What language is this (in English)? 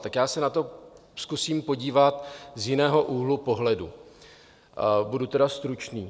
Czech